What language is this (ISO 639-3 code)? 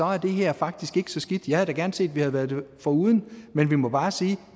dan